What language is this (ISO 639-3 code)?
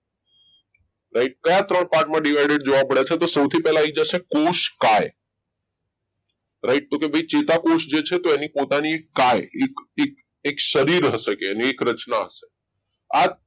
guj